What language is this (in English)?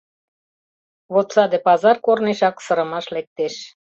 Mari